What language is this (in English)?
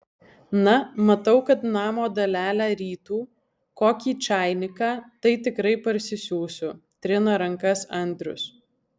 Lithuanian